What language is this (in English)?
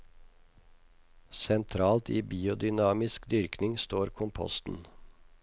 Norwegian